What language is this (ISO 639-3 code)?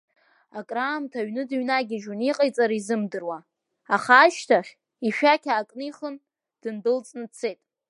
abk